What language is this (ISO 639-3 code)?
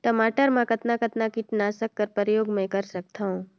hne